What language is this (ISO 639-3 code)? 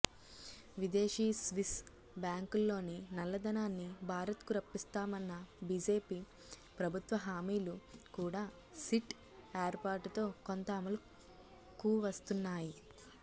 tel